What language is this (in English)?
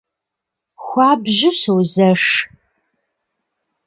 Kabardian